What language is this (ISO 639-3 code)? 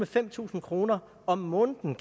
dan